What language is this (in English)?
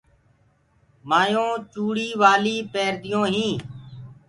Gurgula